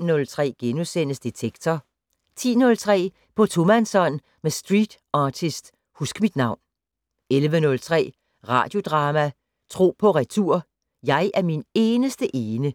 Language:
Danish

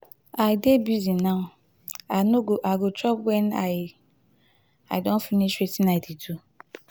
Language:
Nigerian Pidgin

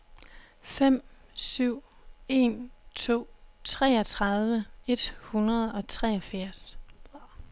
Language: Danish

